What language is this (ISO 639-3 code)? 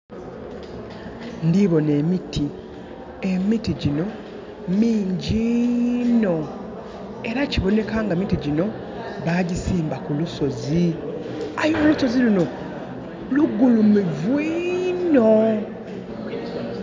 xog